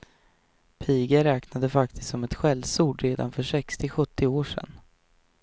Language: Swedish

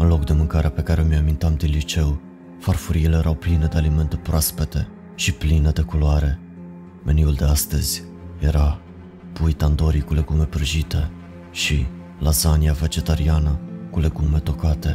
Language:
Romanian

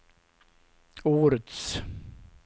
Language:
Swedish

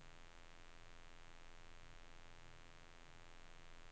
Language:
Norwegian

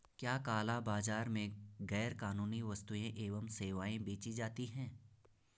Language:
Hindi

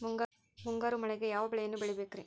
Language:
Kannada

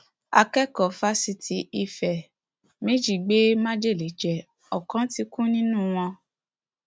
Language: Yoruba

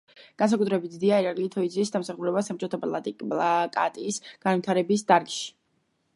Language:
Georgian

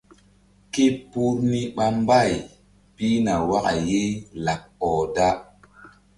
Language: Mbum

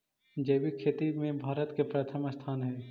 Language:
Magahi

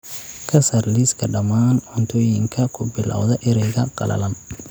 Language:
Somali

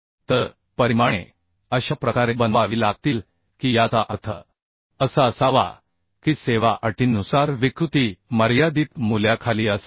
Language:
Marathi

